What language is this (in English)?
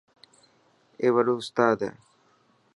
Dhatki